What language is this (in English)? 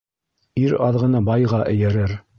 Bashkir